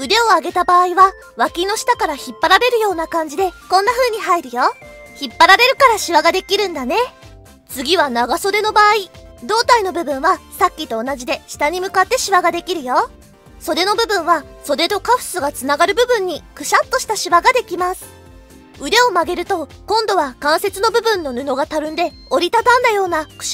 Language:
Japanese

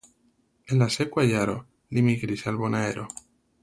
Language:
Esperanto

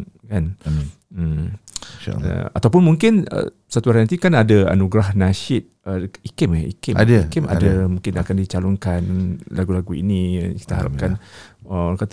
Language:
Malay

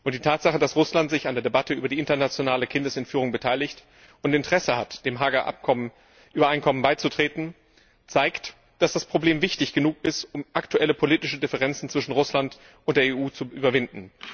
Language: German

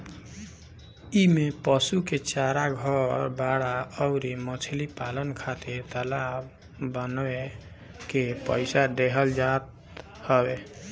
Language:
Bhojpuri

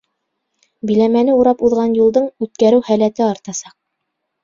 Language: Bashkir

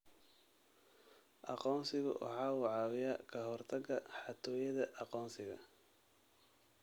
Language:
Somali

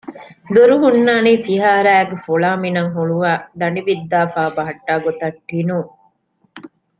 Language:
Divehi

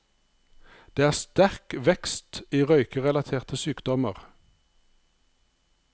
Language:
Norwegian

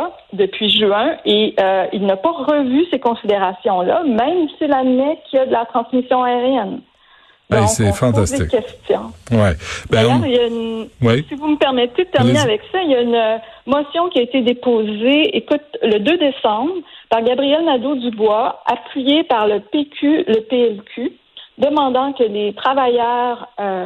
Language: French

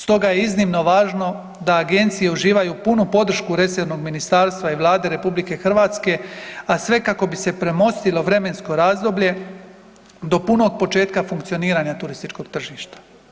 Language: Croatian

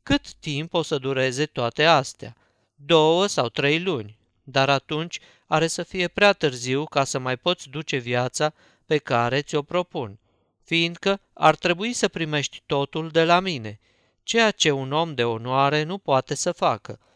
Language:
Romanian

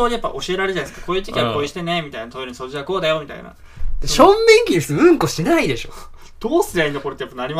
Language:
Japanese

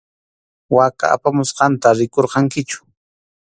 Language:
Arequipa-La Unión Quechua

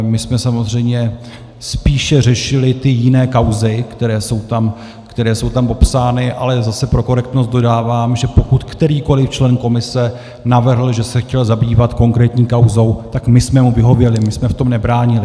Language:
Czech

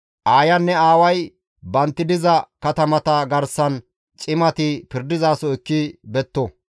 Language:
Gamo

